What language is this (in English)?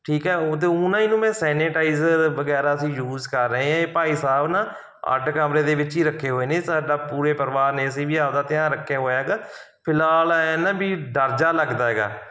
Punjabi